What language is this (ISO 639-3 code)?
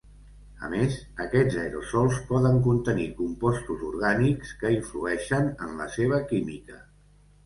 cat